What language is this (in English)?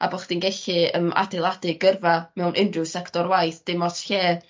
Welsh